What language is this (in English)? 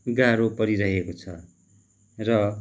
Nepali